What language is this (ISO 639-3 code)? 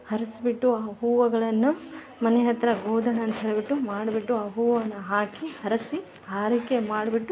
kan